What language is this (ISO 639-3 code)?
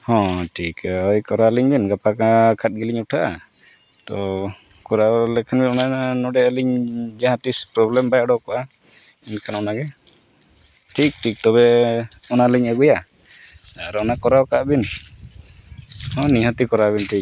sat